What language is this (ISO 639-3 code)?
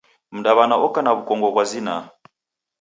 dav